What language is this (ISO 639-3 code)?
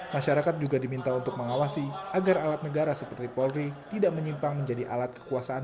ind